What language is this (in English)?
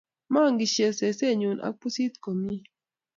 Kalenjin